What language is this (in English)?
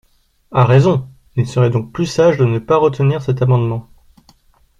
French